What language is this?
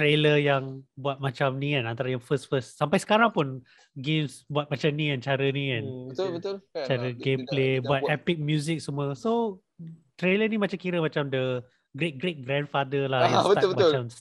Malay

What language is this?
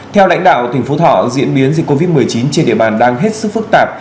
Vietnamese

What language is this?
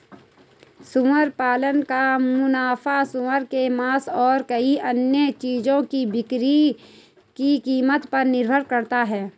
Hindi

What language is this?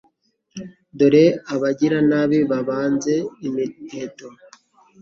Kinyarwanda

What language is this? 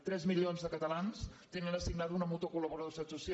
Catalan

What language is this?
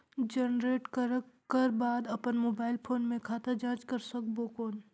Chhattisgarhi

